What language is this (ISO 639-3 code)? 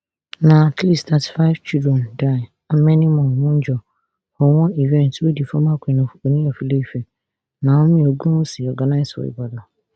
pcm